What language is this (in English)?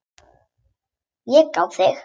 Icelandic